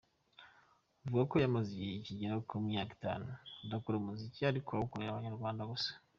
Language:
Kinyarwanda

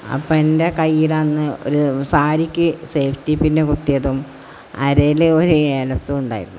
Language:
Malayalam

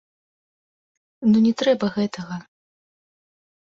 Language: Belarusian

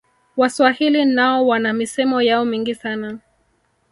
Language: Swahili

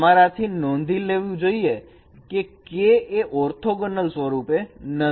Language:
Gujarati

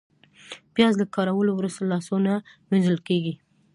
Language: Pashto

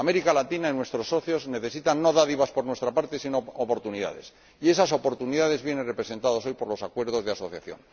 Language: Spanish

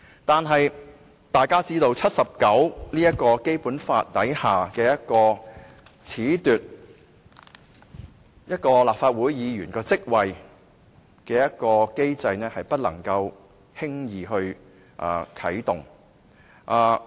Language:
Cantonese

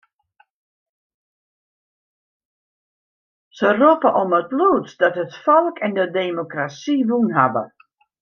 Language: Western Frisian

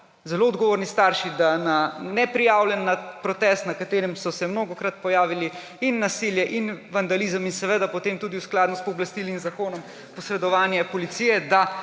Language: Slovenian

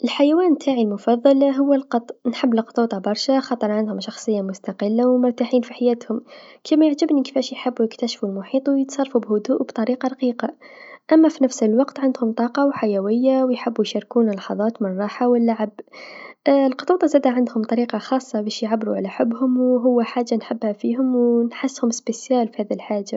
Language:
Tunisian Arabic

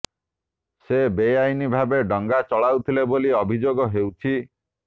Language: Odia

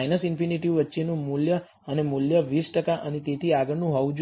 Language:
Gujarati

